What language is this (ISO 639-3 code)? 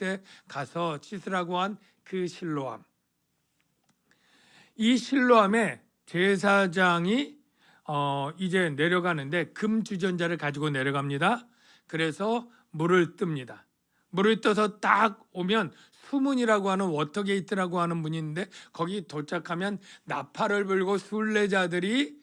kor